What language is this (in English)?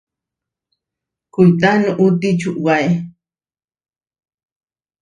Huarijio